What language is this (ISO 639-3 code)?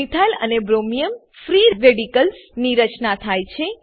guj